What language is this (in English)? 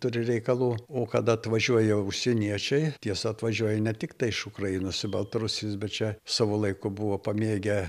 Lithuanian